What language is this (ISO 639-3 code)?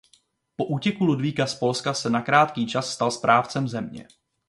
ces